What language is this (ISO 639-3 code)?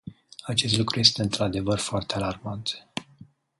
ron